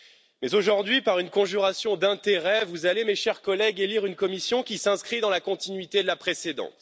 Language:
French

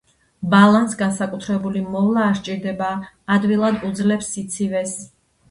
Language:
Georgian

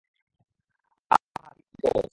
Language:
Bangla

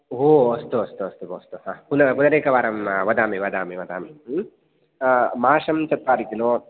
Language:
Sanskrit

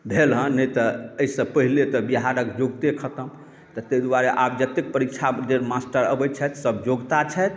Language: Maithili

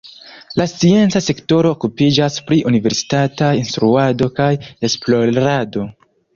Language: Esperanto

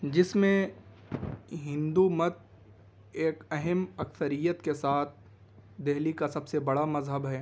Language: Urdu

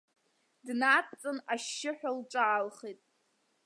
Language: Abkhazian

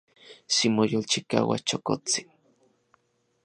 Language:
Central Puebla Nahuatl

